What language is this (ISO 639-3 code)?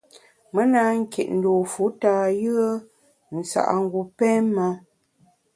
bax